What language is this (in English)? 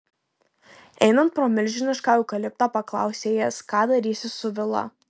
Lithuanian